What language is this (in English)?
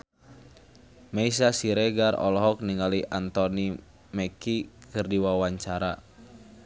Sundanese